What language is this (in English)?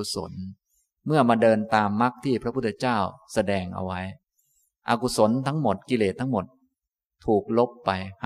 Thai